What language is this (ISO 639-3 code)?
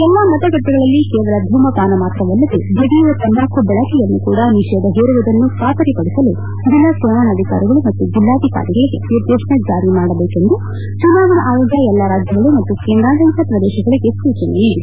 kan